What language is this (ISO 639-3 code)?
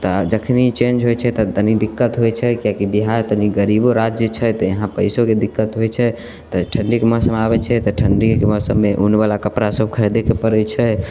mai